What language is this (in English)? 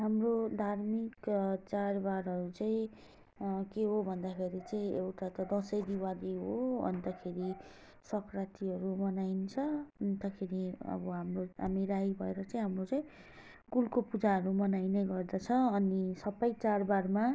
Nepali